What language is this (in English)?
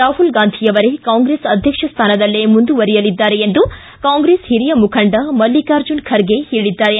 Kannada